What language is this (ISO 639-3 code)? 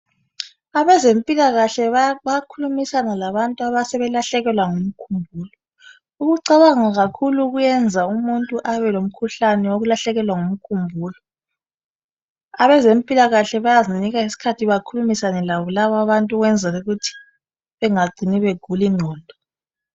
nde